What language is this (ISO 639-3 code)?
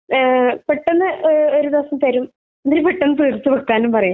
mal